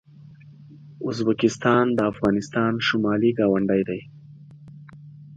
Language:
Pashto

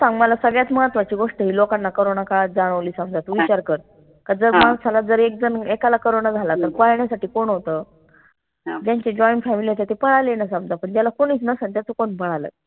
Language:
Marathi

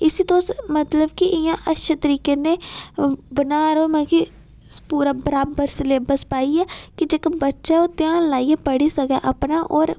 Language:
Dogri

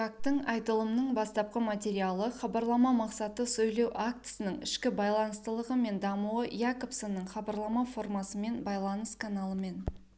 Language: Kazakh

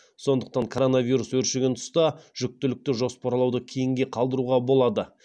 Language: Kazakh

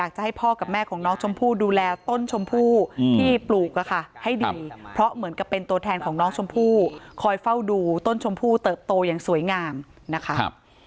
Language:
Thai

